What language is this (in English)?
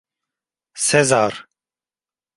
Turkish